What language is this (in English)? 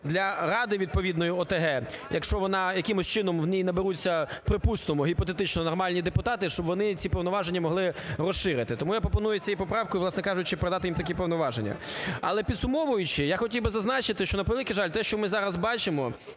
Ukrainian